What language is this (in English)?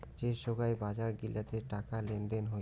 Bangla